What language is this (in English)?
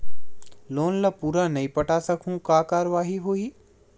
Chhattisgarhi